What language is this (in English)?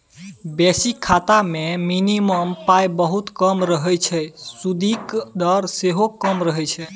Maithili